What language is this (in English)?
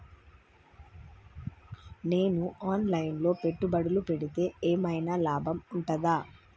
Telugu